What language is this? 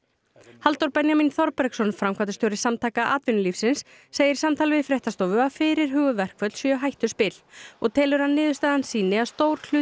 Icelandic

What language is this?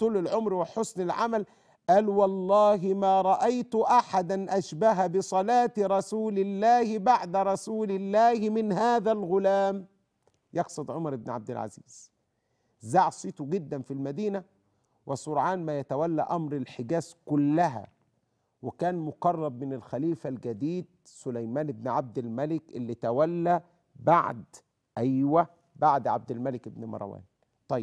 Arabic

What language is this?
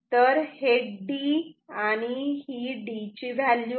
Marathi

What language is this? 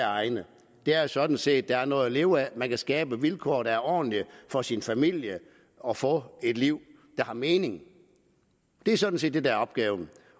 Danish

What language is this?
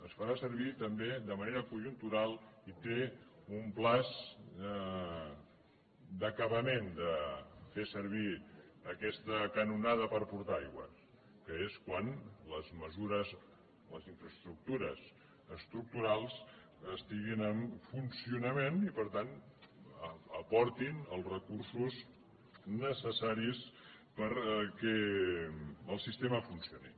Catalan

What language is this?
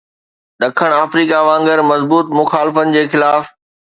Sindhi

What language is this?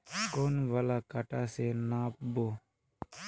Magahi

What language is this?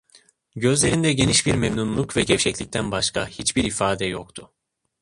Turkish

